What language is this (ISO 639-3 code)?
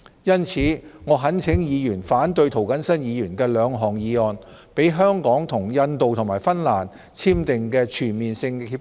yue